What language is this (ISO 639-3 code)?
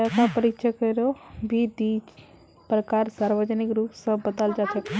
mag